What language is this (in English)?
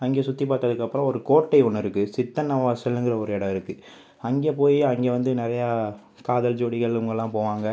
Tamil